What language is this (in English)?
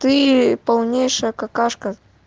Russian